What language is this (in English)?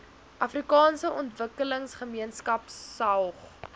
Afrikaans